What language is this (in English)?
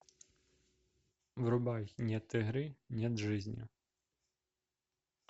Russian